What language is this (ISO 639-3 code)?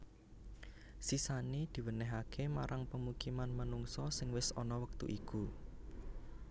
jav